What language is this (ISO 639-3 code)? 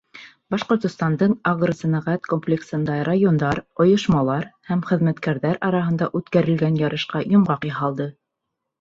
bak